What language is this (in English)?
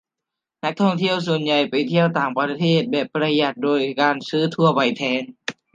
Thai